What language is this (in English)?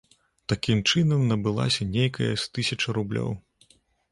Belarusian